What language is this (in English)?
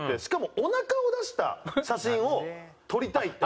Japanese